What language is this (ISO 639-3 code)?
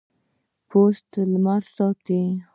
pus